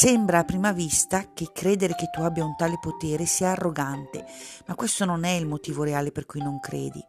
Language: Italian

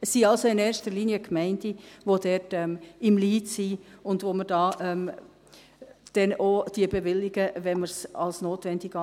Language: Swiss German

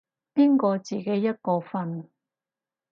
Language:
Cantonese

